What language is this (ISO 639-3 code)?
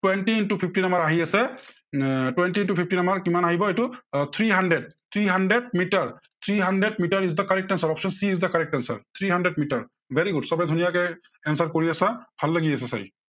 asm